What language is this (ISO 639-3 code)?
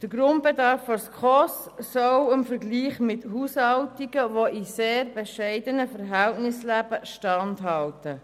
gsw